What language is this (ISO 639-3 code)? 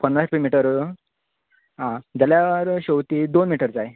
kok